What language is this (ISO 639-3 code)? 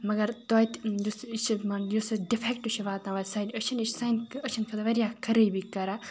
kas